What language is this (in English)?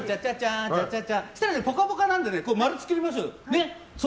Japanese